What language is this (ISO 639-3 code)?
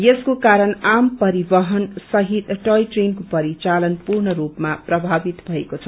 nep